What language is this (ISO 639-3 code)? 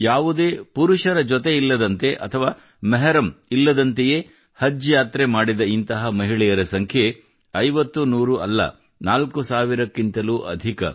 kan